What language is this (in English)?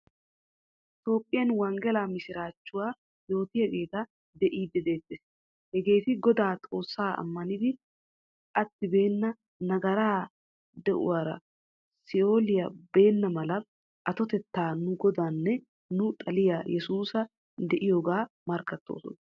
Wolaytta